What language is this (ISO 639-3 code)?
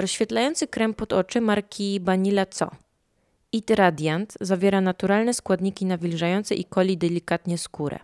pol